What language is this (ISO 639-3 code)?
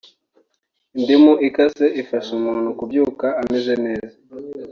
kin